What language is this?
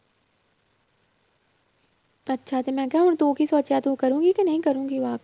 Punjabi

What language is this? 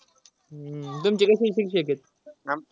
Marathi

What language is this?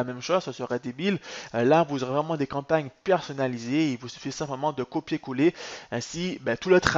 French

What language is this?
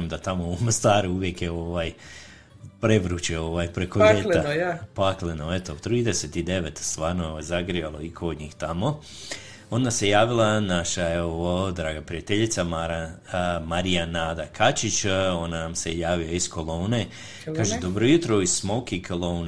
Croatian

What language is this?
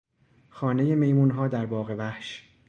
Persian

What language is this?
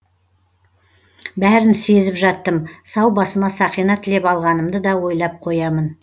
Kazakh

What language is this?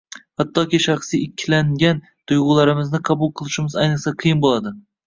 Uzbek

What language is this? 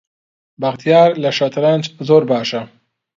Central Kurdish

